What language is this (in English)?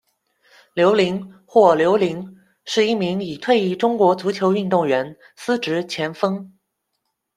Chinese